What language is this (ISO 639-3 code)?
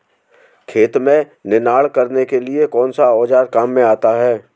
hin